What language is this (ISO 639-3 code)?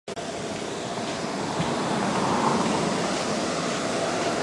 zho